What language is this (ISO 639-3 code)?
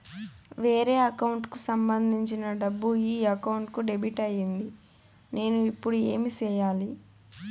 tel